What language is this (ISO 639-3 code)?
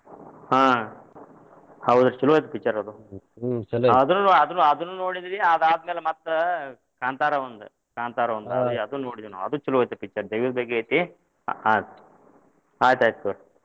kan